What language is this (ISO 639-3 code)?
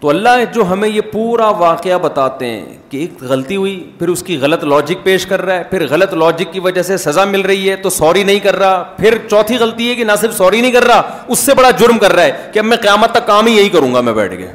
urd